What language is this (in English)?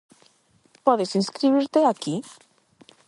Galician